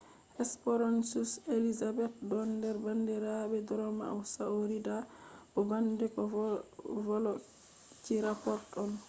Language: Fula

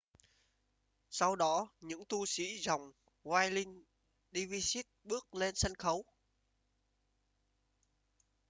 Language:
Vietnamese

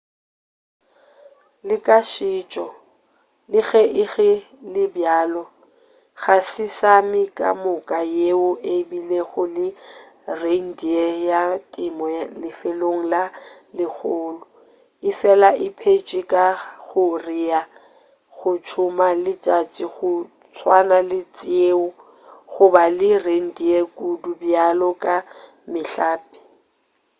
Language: Northern Sotho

